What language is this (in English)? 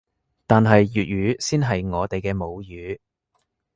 Cantonese